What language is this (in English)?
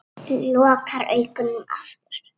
Icelandic